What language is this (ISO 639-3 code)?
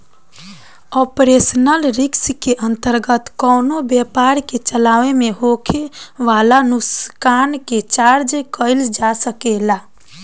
bho